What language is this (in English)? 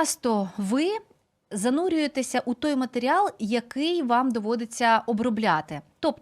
Ukrainian